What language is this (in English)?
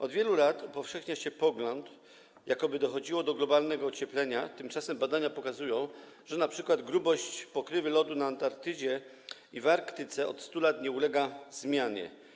Polish